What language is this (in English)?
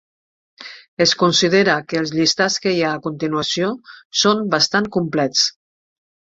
Catalan